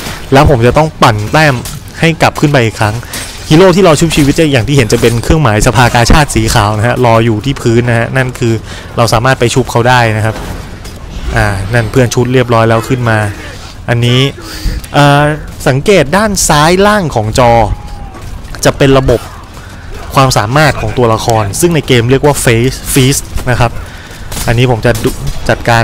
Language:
Thai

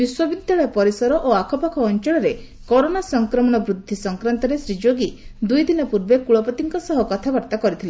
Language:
Odia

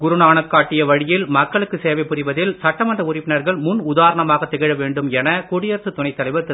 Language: Tamil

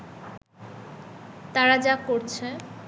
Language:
Bangla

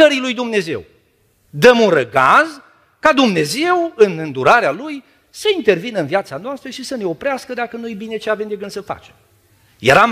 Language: Romanian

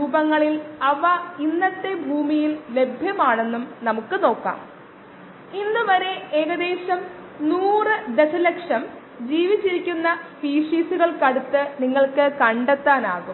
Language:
Malayalam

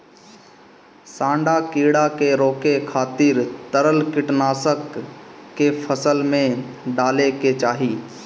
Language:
Bhojpuri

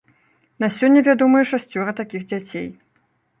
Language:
Belarusian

